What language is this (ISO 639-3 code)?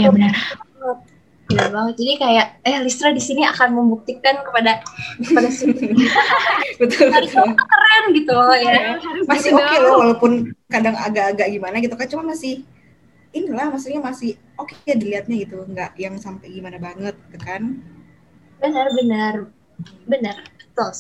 ind